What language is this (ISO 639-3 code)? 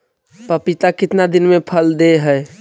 mag